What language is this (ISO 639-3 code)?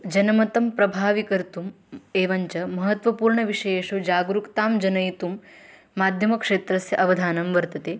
san